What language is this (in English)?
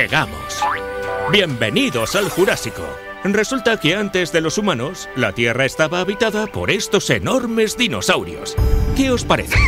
Spanish